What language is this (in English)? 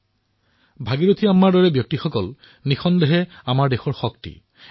Assamese